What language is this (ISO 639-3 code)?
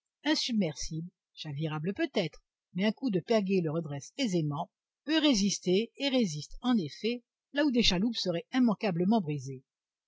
fra